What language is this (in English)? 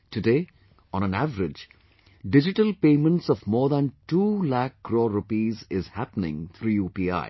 English